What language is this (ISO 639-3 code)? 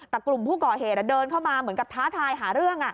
tha